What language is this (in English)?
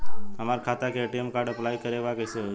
Bhojpuri